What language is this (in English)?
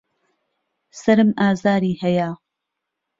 Central Kurdish